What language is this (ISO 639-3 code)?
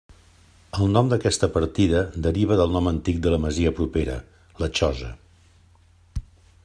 cat